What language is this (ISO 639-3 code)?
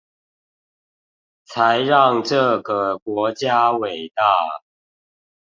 zho